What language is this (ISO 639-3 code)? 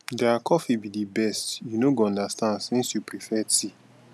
pcm